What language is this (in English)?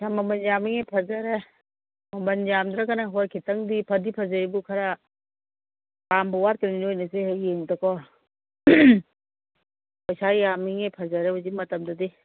Manipuri